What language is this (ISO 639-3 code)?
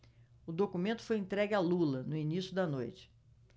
por